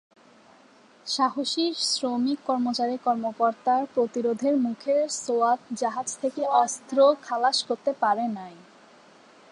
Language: Bangla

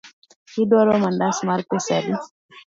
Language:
Luo (Kenya and Tanzania)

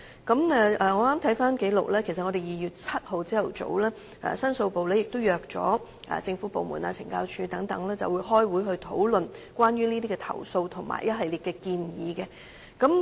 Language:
Cantonese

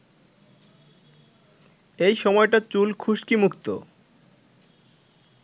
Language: Bangla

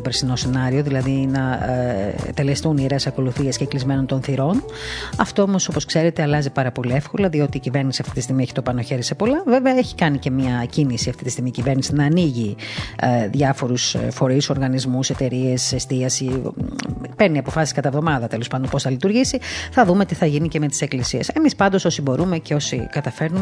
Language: Greek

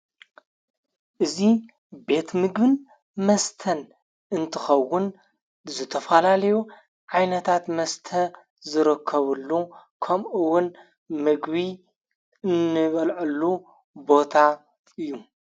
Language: Tigrinya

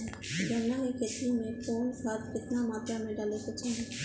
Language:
Bhojpuri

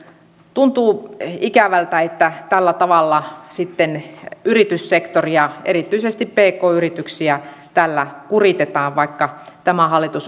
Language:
Finnish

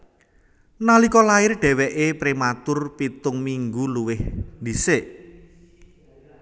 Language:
Javanese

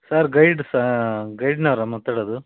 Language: Kannada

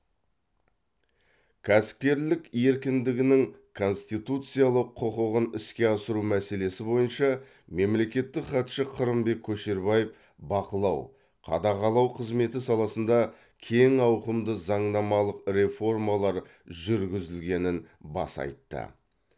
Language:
Kazakh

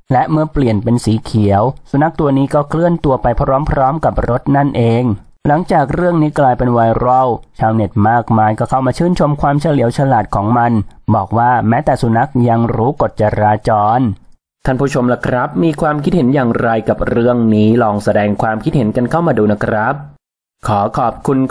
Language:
Thai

